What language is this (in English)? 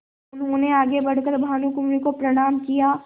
Hindi